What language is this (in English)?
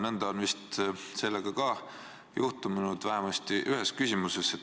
Estonian